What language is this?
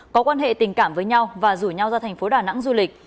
Vietnamese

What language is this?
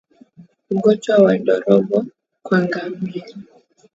Swahili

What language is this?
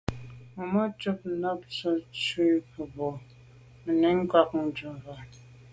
Medumba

